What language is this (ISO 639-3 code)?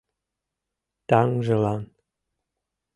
chm